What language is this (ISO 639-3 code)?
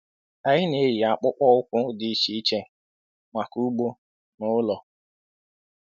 ibo